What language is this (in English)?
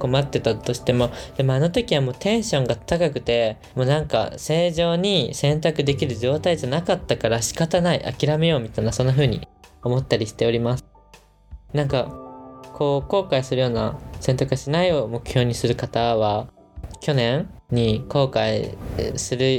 Japanese